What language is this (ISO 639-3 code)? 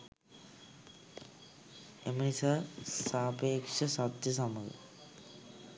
sin